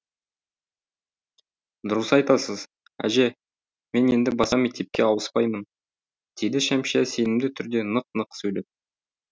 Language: Kazakh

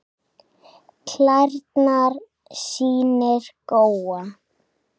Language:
Icelandic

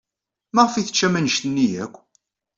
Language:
Kabyle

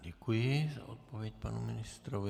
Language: Czech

